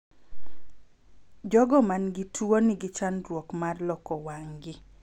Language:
Luo (Kenya and Tanzania)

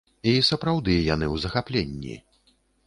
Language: Belarusian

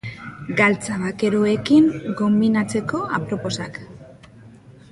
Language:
Basque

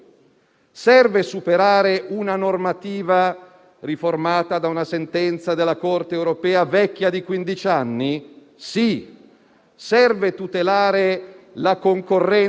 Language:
Italian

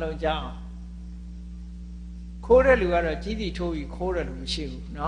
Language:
English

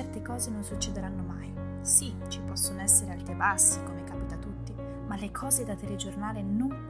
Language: Italian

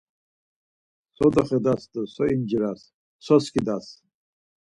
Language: Laz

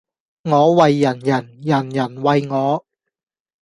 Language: Cantonese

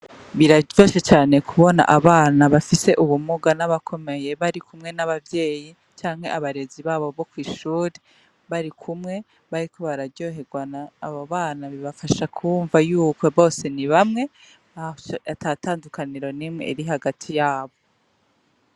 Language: Rundi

